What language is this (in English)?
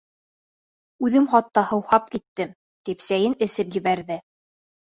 Bashkir